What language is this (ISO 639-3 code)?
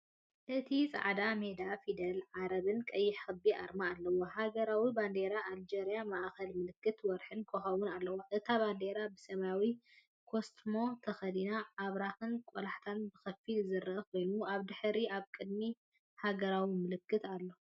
tir